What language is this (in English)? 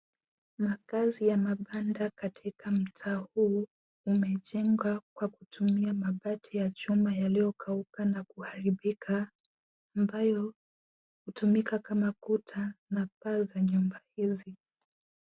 Swahili